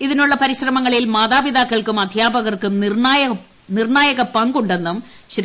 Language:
Malayalam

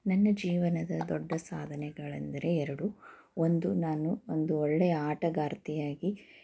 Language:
Kannada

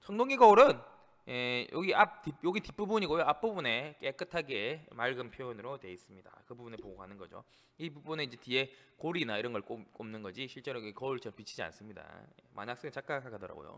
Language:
Korean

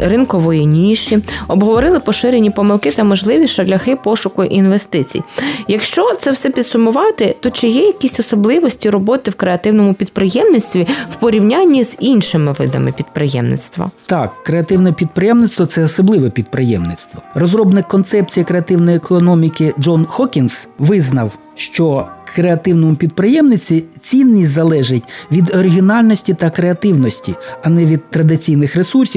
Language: Ukrainian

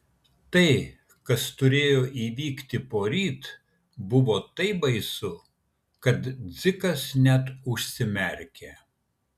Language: Lithuanian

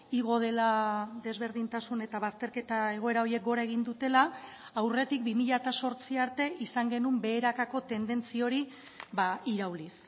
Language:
Basque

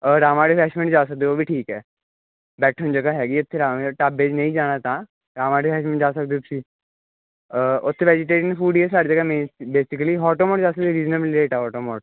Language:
Punjabi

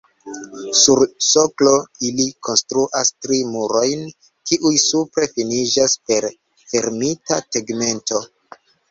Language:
Esperanto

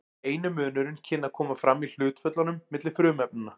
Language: Icelandic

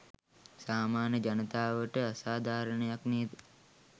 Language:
Sinhala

